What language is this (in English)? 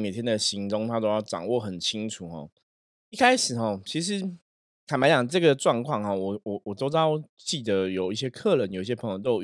Chinese